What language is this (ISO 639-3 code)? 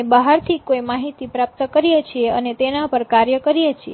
guj